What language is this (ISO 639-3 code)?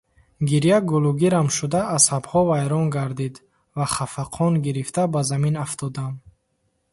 tgk